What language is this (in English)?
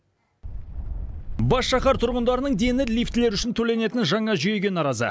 Kazakh